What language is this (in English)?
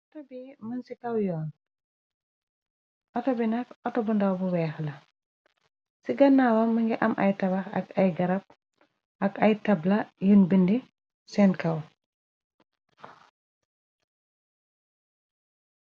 Wolof